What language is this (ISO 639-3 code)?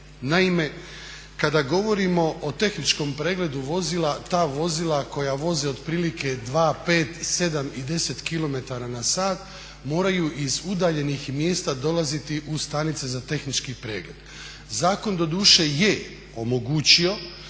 hrv